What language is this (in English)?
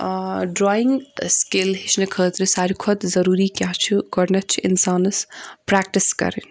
Kashmiri